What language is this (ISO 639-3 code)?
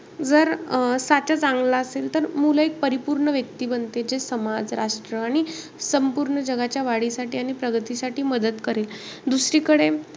mar